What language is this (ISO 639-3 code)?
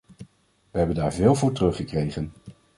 nld